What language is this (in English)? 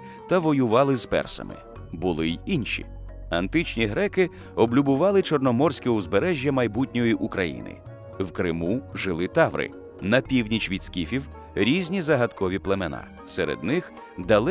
Ukrainian